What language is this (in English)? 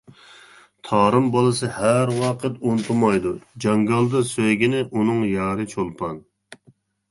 Uyghur